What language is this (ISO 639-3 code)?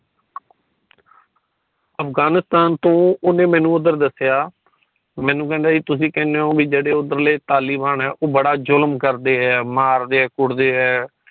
pan